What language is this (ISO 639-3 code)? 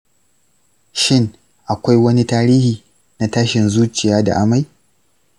hau